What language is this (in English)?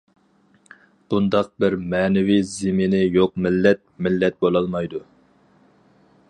Uyghur